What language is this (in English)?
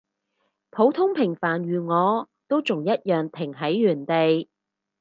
Cantonese